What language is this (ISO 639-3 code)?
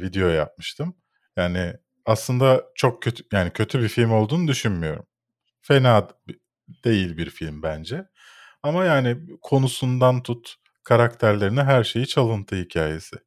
tur